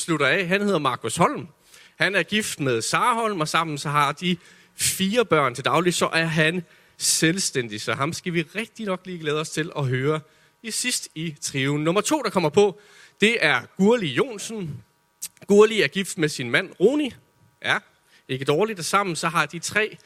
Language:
Danish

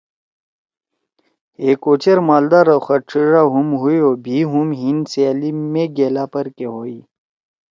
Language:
Torwali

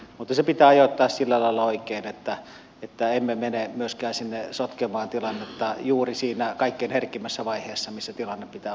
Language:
Finnish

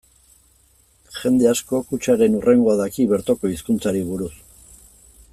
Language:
Basque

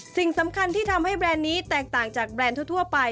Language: Thai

